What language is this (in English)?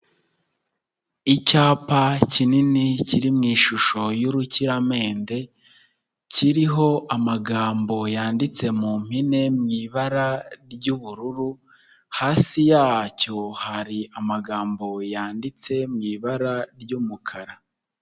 Kinyarwanda